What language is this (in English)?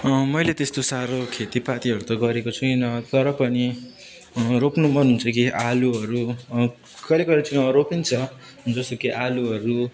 Nepali